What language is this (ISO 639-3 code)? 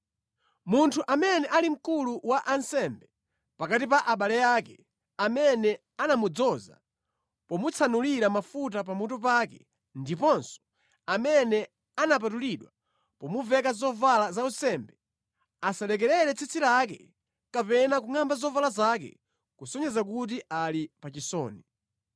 nya